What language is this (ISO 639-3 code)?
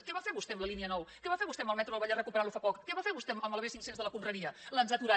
cat